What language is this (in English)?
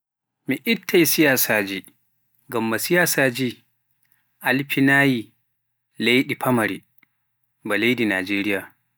Pular